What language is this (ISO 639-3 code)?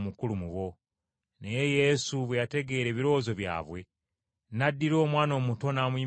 lug